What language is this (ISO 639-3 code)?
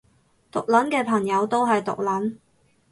yue